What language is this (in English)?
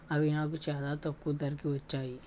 Telugu